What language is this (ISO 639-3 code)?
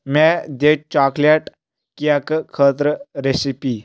kas